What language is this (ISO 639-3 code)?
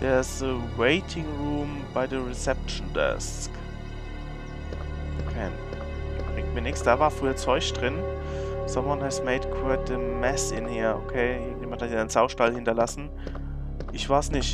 deu